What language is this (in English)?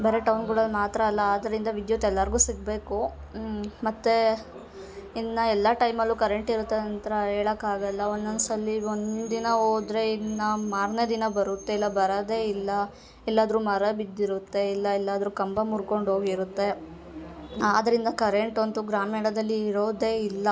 Kannada